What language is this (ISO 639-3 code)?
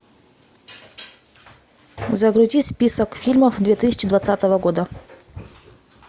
rus